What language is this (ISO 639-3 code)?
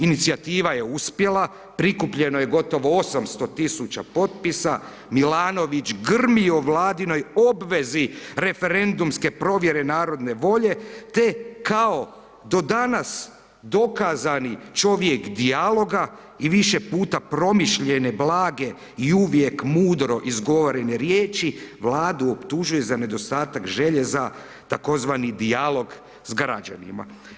hrv